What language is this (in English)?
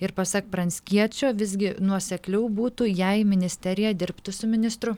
Lithuanian